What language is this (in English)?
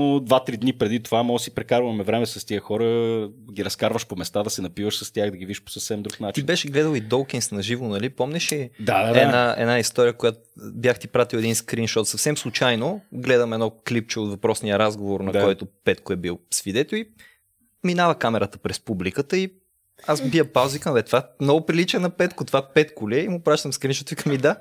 Bulgarian